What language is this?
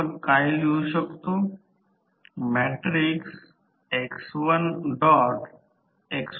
Marathi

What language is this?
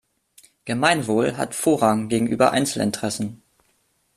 German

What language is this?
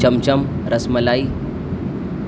Urdu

